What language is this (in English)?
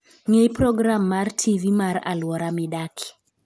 Luo (Kenya and Tanzania)